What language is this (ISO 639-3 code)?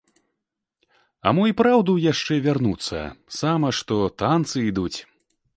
bel